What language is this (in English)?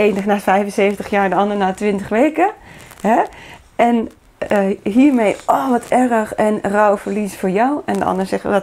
Dutch